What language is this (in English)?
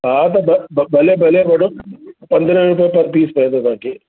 Sindhi